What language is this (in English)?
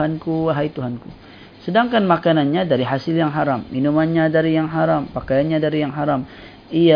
Malay